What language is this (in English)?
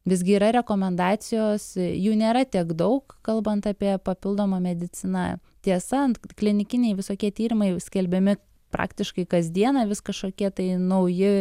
Lithuanian